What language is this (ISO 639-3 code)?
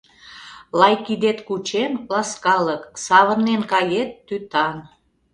chm